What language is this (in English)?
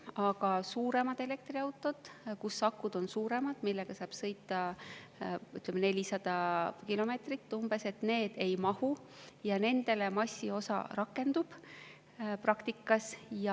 Estonian